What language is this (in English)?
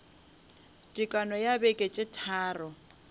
Northern Sotho